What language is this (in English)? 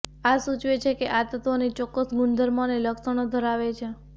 Gujarati